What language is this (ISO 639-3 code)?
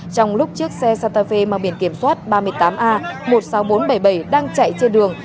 vie